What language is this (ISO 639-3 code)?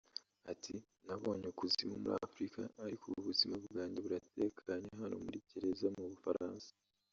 kin